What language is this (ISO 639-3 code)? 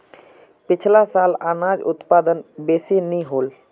mag